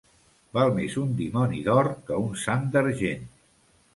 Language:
Catalan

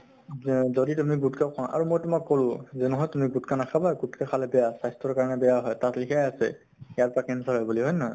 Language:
Assamese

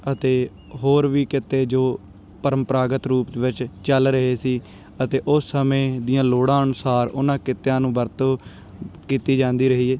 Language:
Punjabi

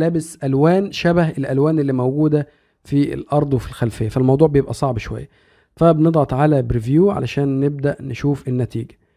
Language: Arabic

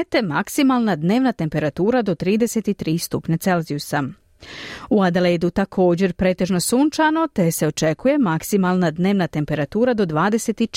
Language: Croatian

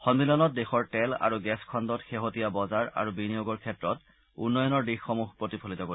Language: Assamese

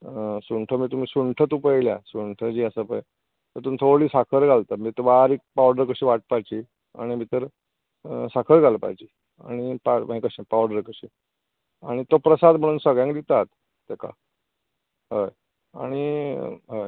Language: Konkani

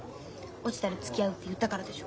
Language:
Japanese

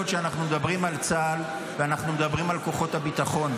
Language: Hebrew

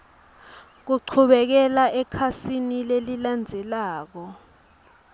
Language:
Swati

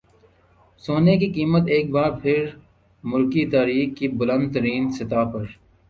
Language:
Urdu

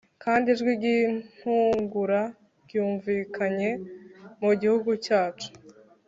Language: Kinyarwanda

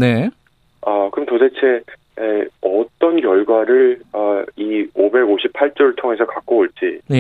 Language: Korean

